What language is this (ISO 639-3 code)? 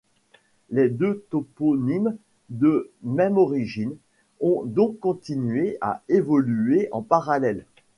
fra